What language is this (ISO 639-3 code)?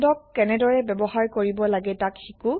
asm